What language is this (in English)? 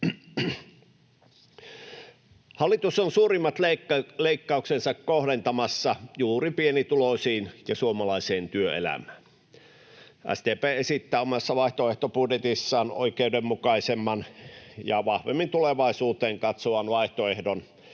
Finnish